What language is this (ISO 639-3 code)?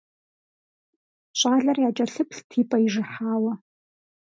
kbd